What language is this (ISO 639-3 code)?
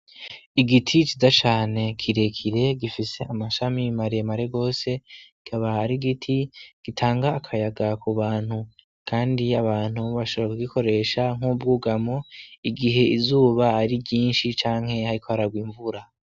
run